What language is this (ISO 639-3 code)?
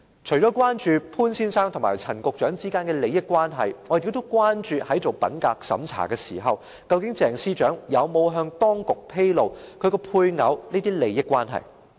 yue